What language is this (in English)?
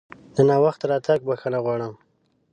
Pashto